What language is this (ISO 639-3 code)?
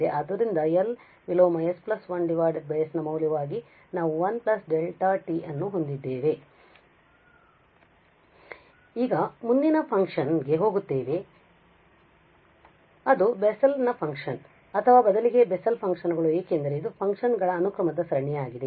kan